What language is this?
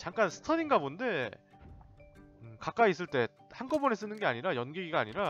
Korean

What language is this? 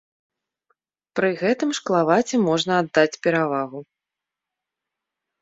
Belarusian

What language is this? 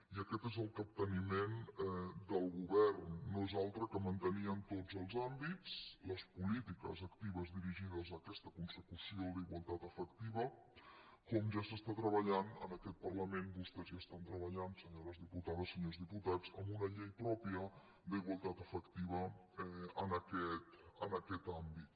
Catalan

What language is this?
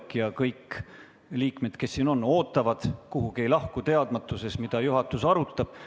Estonian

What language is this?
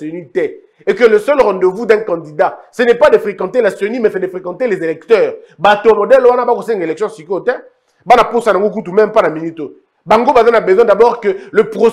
French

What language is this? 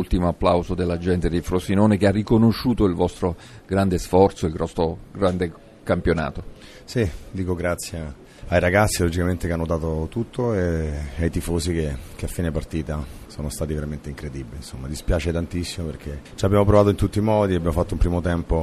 Italian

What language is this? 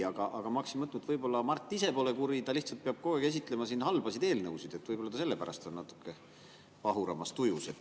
Estonian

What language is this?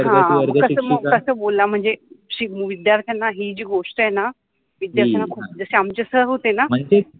Marathi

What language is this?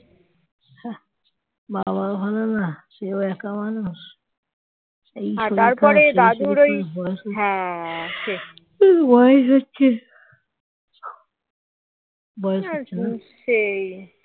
Bangla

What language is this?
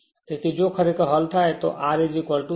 Gujarati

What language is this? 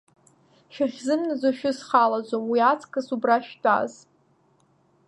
Abkhazian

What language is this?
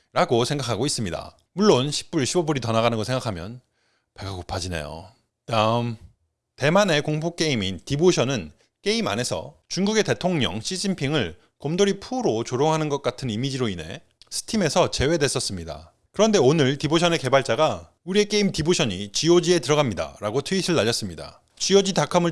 Korean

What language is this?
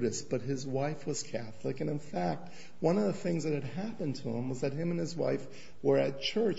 English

